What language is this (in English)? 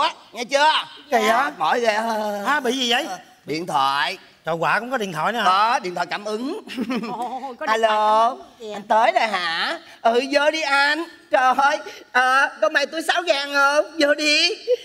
Vietnamese